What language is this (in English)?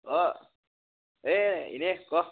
Assamese